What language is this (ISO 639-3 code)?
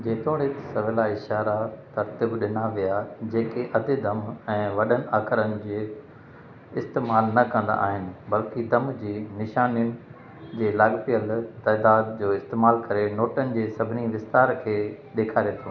snd